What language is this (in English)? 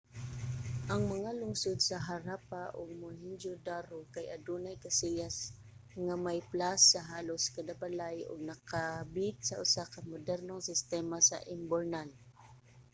Cebuano